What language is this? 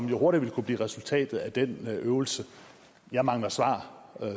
Danish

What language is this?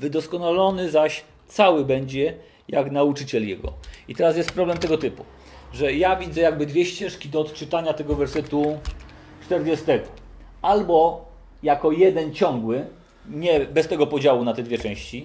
Polish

